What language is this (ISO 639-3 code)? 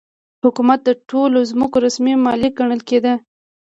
pus